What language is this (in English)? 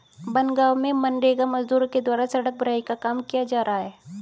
Hindi